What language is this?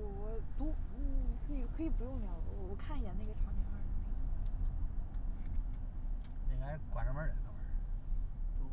Chinese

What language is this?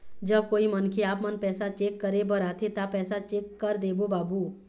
Chhattisgarhi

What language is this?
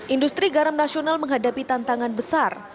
Indonesian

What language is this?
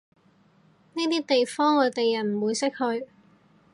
Cantonese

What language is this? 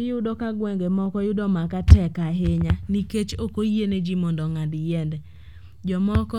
Luo (Kenya and Tanzania)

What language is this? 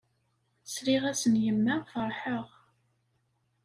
Kabyle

